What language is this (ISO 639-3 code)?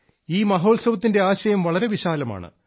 mal